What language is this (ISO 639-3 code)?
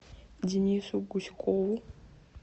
rus